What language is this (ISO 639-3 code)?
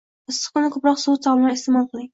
uzb